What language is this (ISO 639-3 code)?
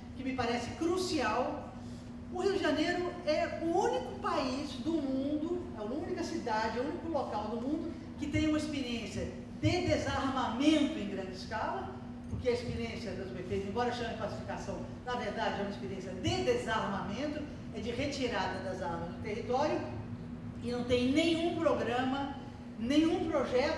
por